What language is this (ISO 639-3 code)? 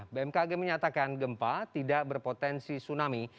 ind